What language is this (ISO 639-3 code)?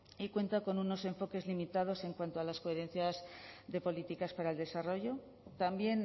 spa